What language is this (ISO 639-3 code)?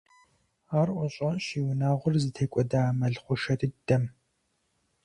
kbd